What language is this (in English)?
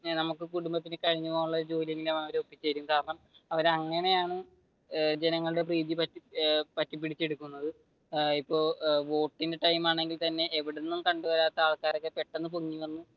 Malayalam